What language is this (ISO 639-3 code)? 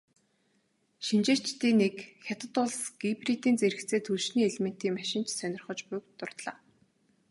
mon